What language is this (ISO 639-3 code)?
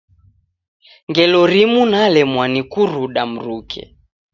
dav